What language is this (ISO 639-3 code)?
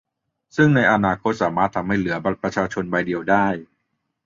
tha